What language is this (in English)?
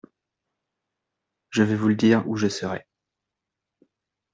French